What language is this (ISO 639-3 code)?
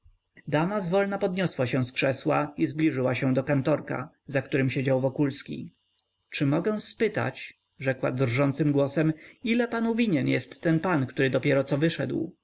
pol